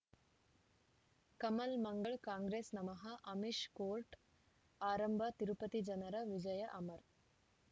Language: Kannada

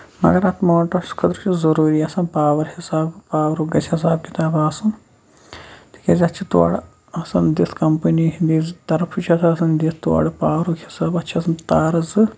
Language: Kashmiri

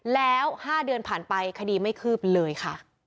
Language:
Thai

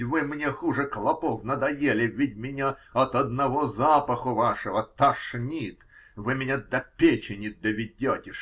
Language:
Russian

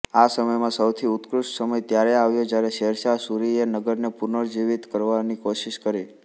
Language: Gujarati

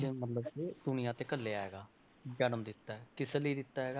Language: Punjabi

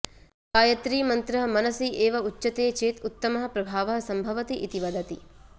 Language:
Sanskrit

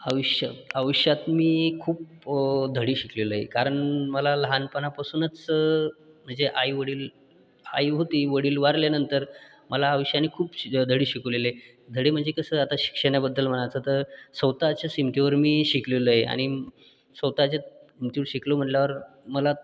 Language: Marathi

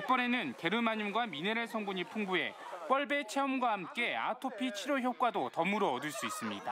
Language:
Korean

